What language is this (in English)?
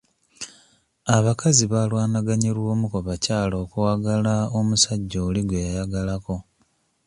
Ganda